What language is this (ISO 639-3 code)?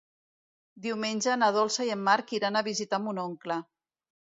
cat